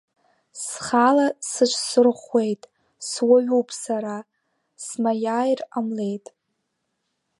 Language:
Abkhazian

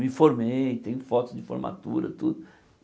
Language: Portuguese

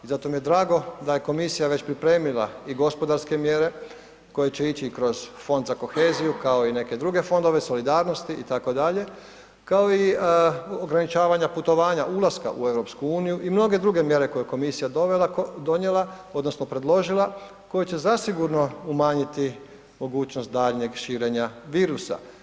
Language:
Croatian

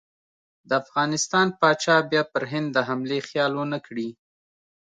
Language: Pashto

